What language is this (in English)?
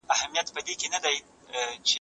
Pashto